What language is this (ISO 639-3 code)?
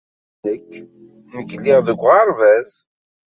kab